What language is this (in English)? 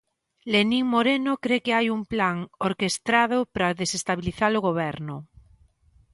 Galician